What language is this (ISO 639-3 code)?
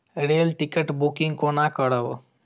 mai